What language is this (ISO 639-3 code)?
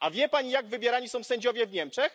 pol